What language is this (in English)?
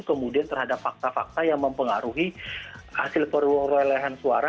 Indonesian